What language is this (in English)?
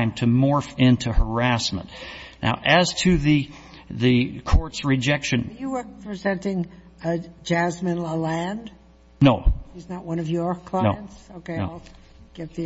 English